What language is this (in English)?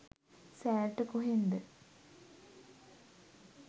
Sinhala